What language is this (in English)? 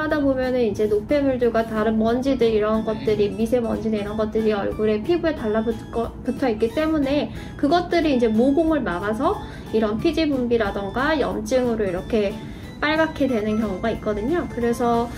Korean